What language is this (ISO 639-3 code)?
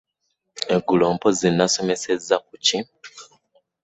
lug